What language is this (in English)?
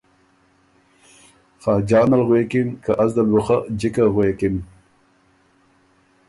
Ormuri